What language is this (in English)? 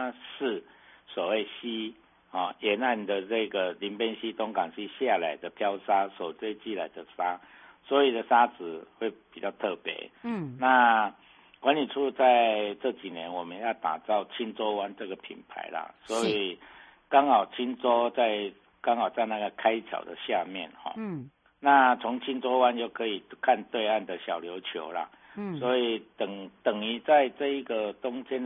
Chinese